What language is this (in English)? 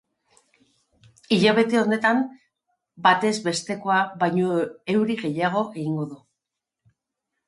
Basque